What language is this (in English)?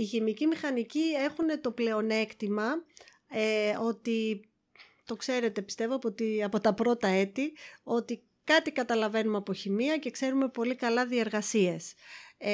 Greek